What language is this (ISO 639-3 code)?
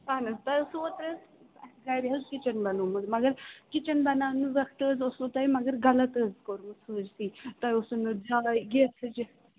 kas